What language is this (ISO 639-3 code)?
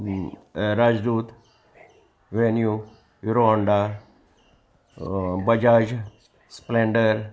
kok